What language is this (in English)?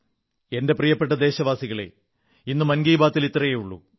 Malayalam